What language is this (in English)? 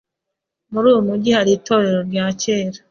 Kinyarwanda